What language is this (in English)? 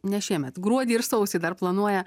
Lithuanian